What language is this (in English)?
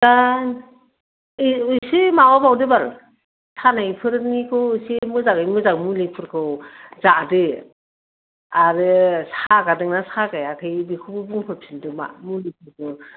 Bodo